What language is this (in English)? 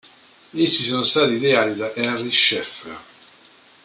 Italian